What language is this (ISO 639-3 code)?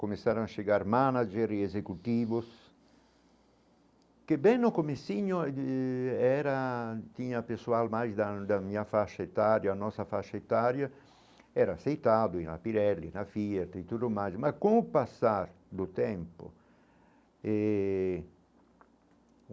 por